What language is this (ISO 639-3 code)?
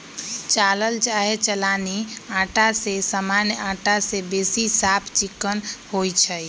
mag